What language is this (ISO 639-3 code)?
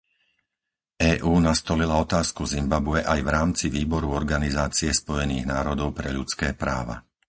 slk